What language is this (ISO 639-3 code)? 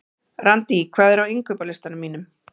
isl